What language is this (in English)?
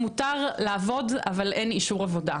Hebrew